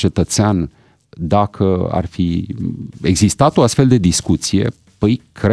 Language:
Romanian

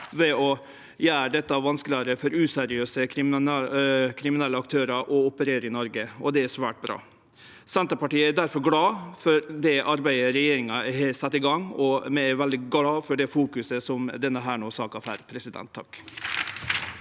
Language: Norwegian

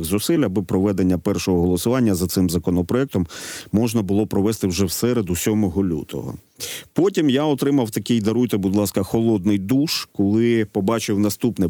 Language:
Ukrainian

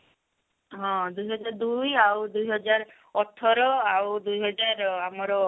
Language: Odia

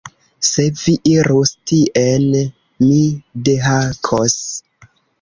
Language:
Esperanto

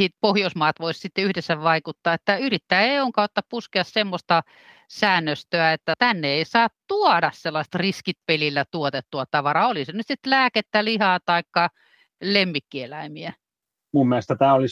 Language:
Finnish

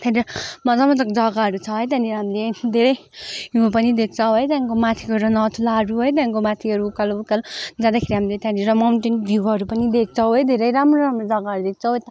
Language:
Nepali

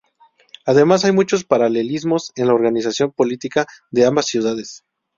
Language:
Spanish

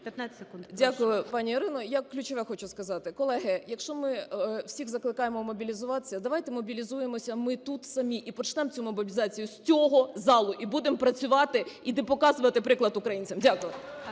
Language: Ukrainian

